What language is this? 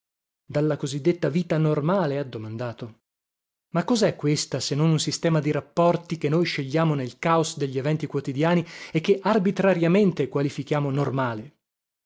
Italian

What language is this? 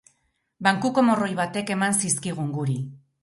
Basque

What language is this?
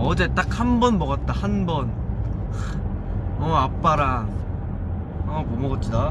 Korean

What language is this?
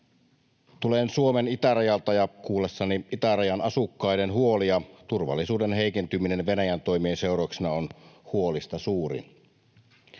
Finnish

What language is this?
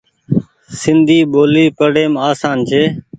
Goaria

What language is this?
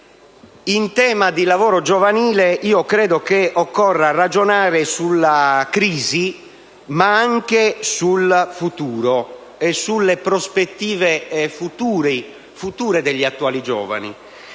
Italian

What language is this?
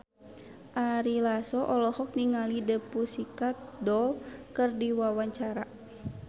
Sundanese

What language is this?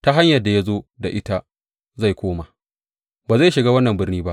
Hausa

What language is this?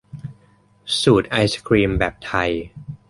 Thai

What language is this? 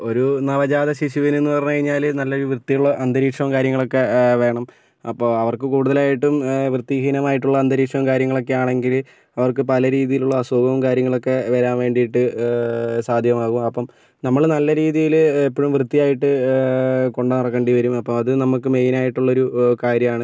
Malayalam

